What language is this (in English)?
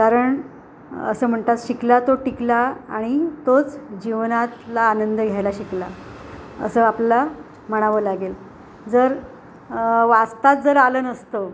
Marathi